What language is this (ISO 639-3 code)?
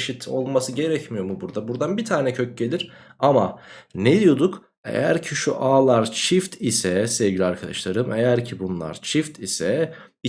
tur